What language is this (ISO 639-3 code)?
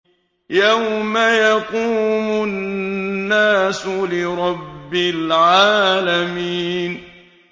ara